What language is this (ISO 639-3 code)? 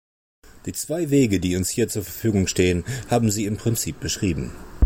deu